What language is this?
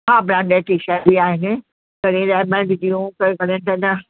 Sindhi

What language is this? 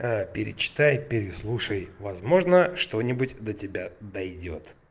Russian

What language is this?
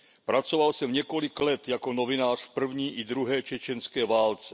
Czech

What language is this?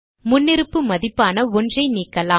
Tamil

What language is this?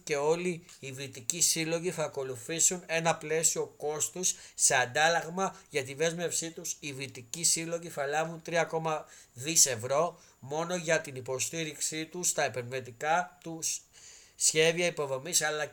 Greek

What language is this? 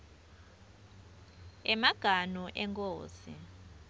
Swati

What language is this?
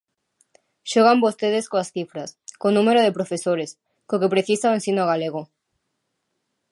Galician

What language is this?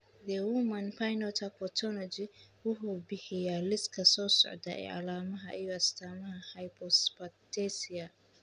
Somali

